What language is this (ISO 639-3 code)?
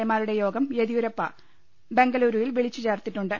mal